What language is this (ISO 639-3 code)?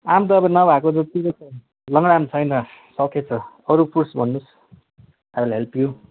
nep